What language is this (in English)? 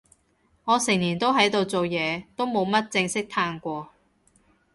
Cantonese